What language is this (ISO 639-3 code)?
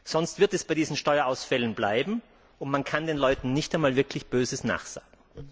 deu